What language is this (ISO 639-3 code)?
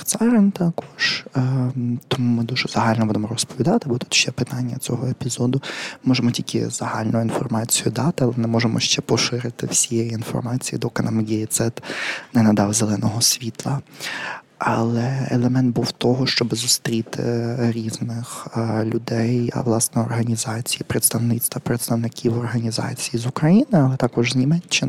ukr